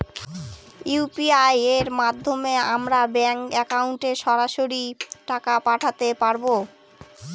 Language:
Bangla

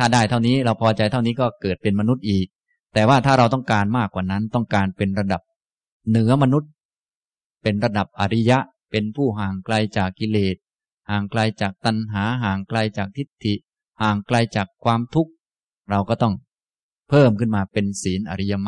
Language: Thai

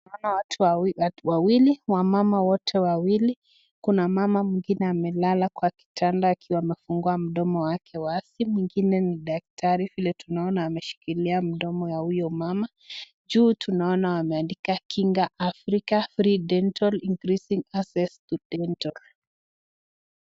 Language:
Swahili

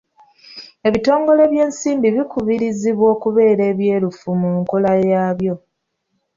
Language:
Ganda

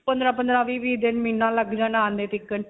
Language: Punjabi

